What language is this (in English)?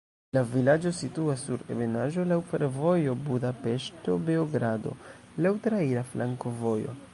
Esperanto